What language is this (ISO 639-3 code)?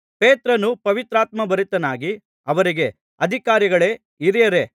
kan